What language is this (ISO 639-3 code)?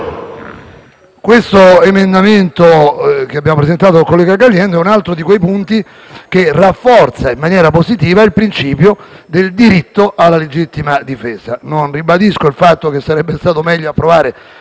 ita